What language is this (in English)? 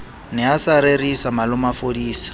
Southern Sotho